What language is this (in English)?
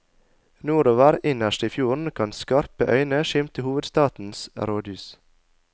Norwegian